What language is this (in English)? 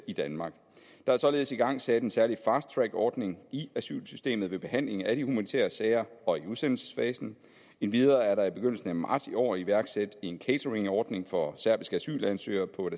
Danish